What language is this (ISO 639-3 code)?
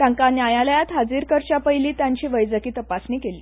kok